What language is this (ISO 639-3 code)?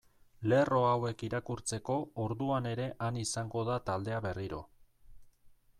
eus